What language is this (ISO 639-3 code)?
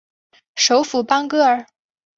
zho